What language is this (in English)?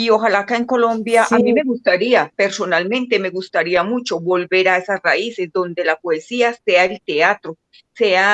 Spanish